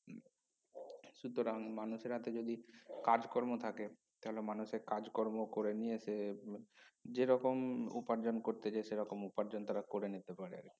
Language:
Bangla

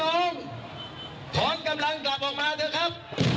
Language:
Thai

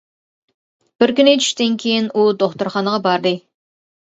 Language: Uyghur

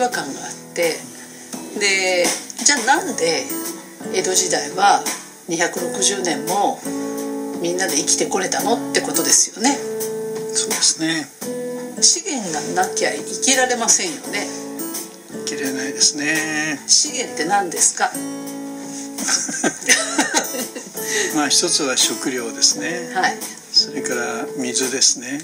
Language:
Japanese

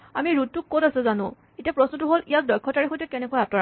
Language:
Assamese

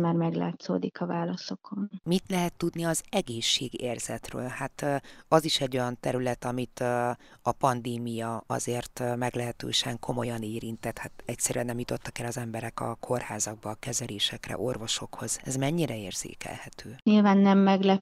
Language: Hungarian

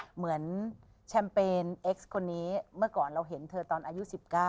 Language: Thai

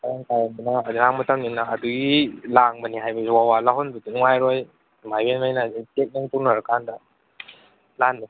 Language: Manipuri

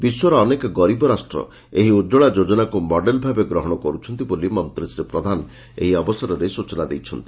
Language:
Odia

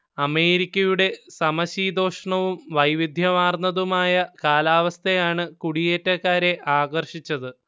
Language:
Malayalam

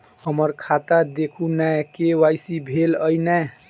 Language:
Maithili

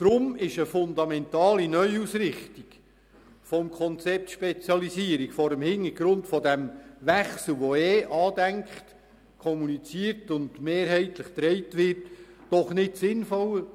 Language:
Swiss German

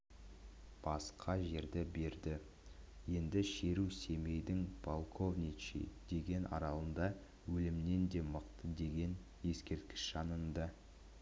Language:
Kazakh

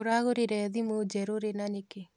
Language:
Kikuyu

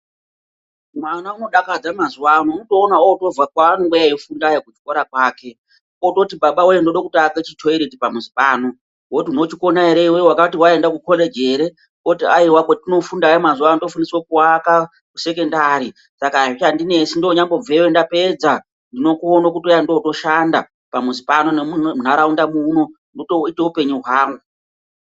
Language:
Ndau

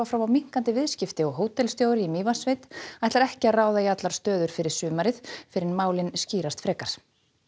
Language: Icelandic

